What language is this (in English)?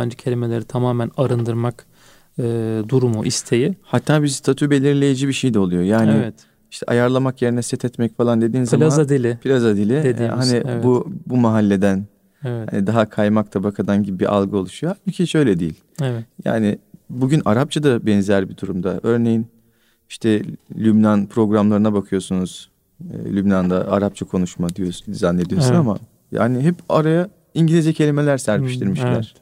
Turkish